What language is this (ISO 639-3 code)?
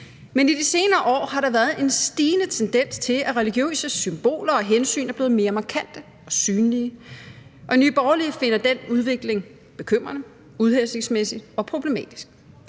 dan